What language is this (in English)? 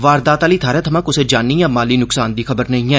Dogri